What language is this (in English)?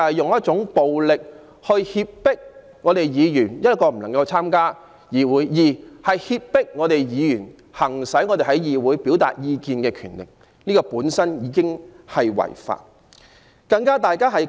Cantonese